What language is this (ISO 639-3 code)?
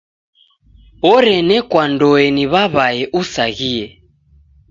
dav